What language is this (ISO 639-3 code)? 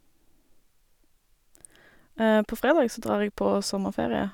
nor